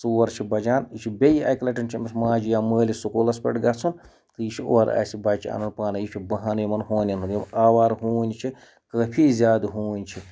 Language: Kashmiri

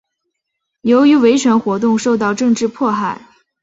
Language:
Chinese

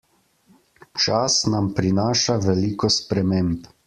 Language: Slovenian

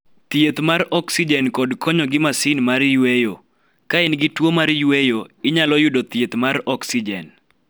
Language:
Luo (Kenya and Tanzania)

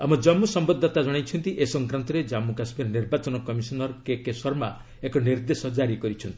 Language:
Odia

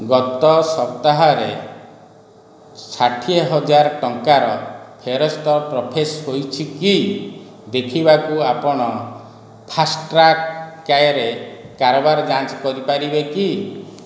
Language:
Odia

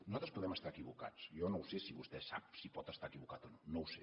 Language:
Catalan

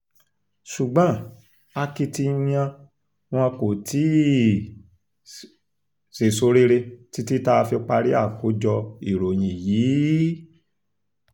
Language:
Yoruba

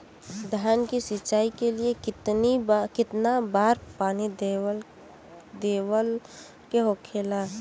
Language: Bhojpuri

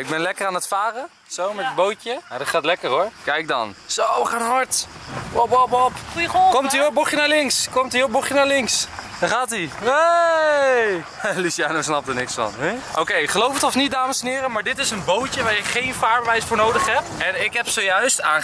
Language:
Dutch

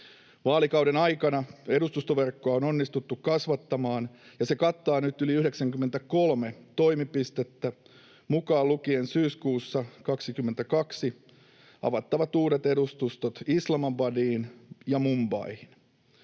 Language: Finnish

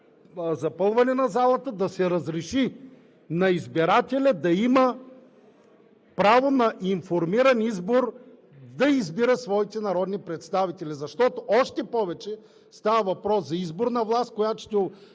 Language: Bulgarian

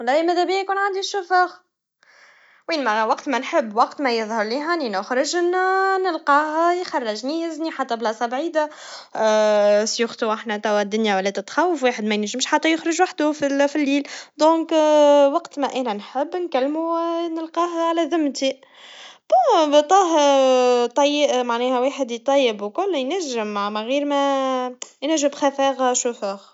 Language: Tunisian Arabic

